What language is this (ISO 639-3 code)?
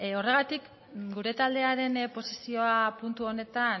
eus